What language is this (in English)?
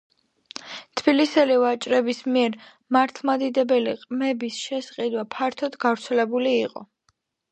Georgian